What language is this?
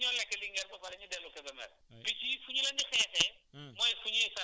Wolof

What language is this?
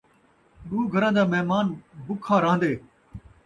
Saraiki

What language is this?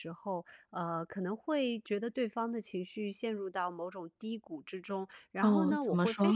Chinese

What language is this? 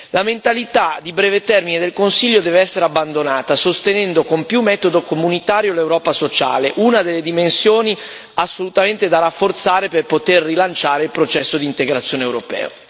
Italian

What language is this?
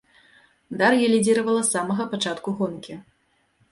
Belarusian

